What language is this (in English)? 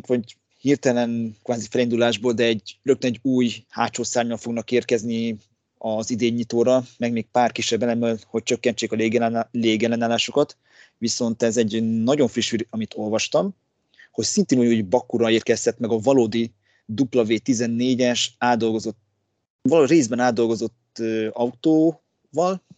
Hungarian